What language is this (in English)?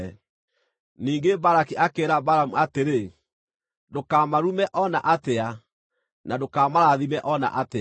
Kikuyu